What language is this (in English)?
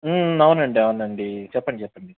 Telugu